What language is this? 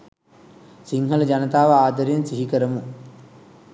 Sinhala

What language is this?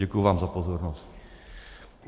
Czech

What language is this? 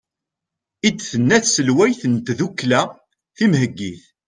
Kabyle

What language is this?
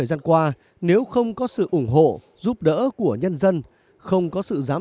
Vietnamese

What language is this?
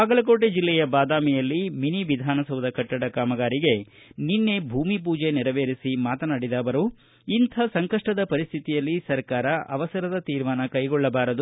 Kannada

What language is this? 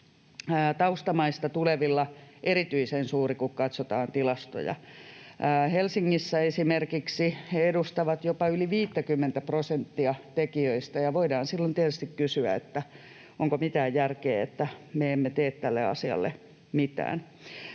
Finnish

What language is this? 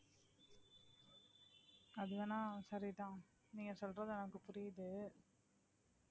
Tamil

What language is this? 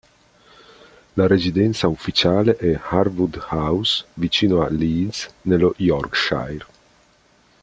Italian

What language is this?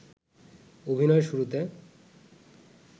Bangla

